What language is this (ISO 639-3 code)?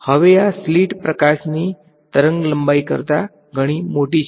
guj